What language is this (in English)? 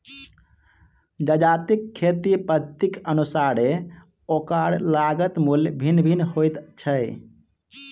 Maithili